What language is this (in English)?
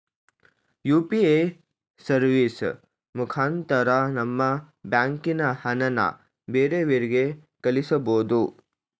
Kannada